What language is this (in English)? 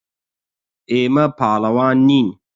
Central Kurdish